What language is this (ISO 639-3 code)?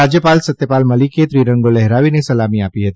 guj